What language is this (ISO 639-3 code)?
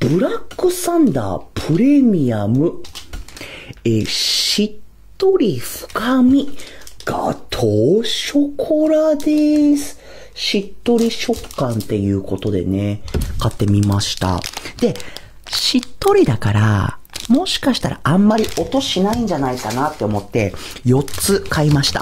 jpn